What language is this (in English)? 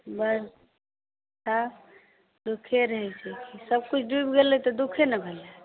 Maithili